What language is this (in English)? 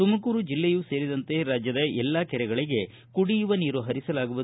Kannada